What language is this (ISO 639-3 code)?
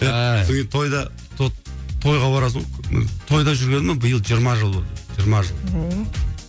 kaz